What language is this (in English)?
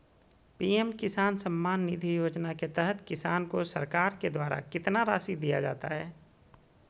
Magahi